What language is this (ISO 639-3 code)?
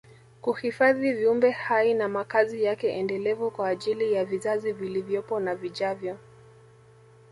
swa